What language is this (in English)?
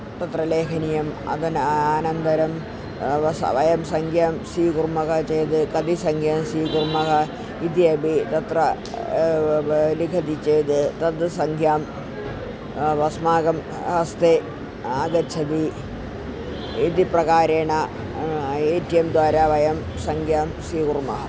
Sanskrit